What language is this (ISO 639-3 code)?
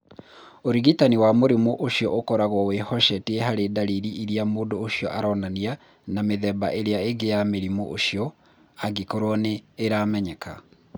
kik